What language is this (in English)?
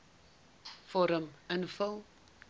Afrikaans